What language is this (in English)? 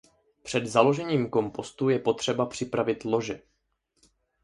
Czech